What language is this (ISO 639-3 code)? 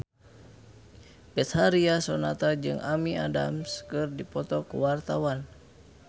sun